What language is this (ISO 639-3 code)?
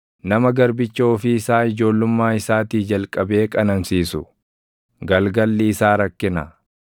orm